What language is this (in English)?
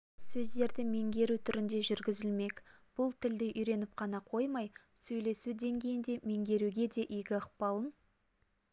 Kazakh